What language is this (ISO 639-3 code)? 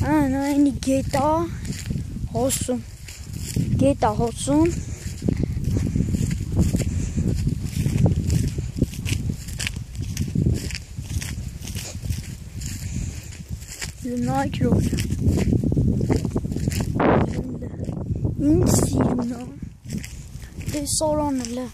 nld